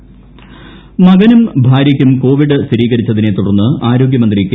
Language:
Malayalam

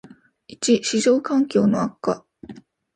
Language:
Japanese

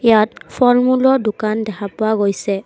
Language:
Assamese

